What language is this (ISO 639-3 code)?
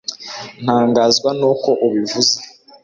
kin